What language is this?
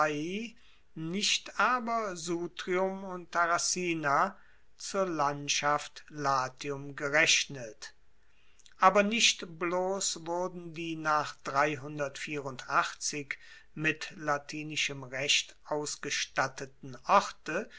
German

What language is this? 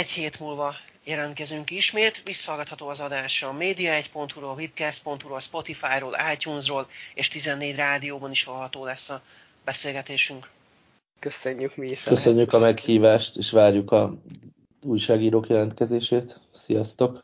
Hungarian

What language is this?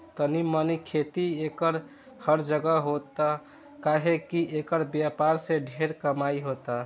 Bhojpuri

